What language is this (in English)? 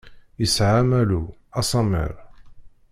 Kabyle